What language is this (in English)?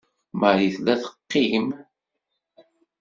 Kabyle